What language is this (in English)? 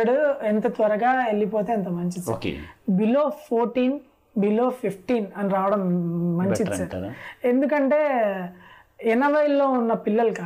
Telugu